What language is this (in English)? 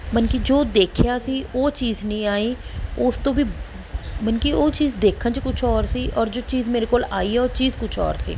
Punjabi